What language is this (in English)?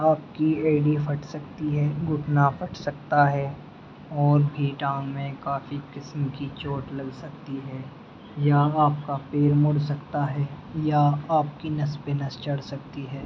Urdu